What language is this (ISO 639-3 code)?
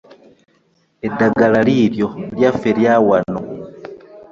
lug